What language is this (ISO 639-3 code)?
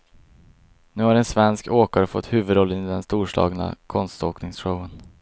swe